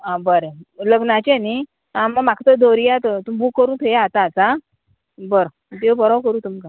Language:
Konkani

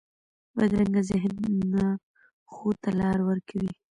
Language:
Pashto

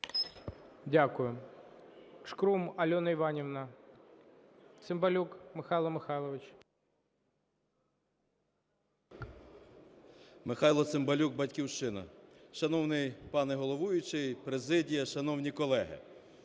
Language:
Ukrainian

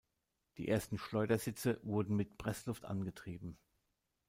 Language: German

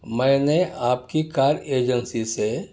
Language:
Urdu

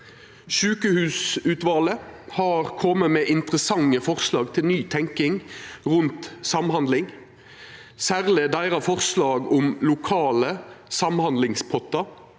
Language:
Norwegian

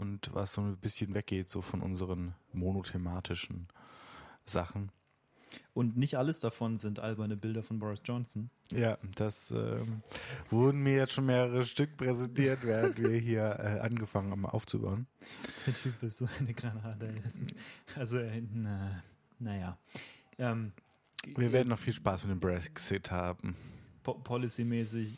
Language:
German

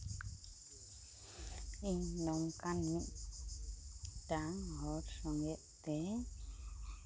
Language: Santali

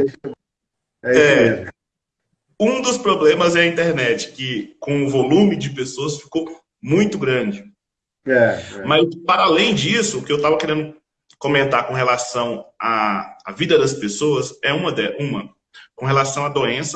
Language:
Portuguese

